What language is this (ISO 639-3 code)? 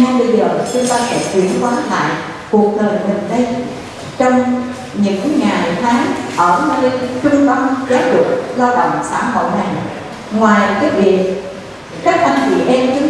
vie